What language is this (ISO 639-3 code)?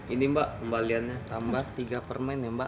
ind